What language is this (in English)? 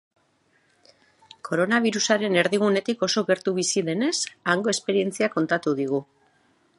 Basque